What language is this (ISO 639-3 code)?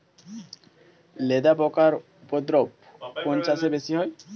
ben